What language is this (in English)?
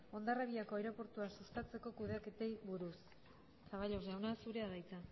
Basque